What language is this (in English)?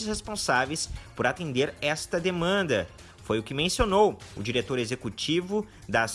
Portuguese